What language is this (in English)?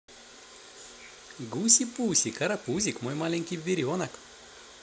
Russian